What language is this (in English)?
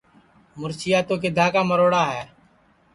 Sansi